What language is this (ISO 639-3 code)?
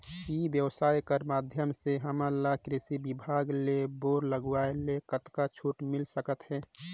hne